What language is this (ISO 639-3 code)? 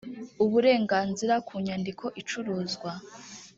kin